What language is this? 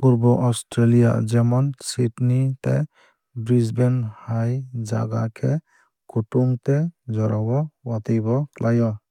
Kok Borok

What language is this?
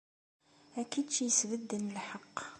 Kabyle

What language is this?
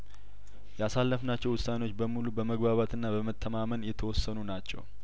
Amharic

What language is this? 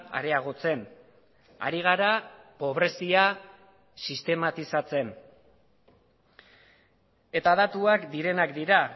Basque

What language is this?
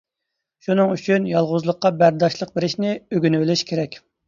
Uyghur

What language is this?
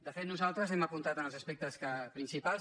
Catalan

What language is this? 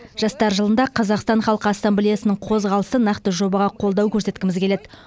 Kazakh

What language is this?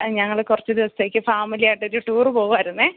Malayalam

